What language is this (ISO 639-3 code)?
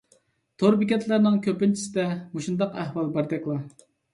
uig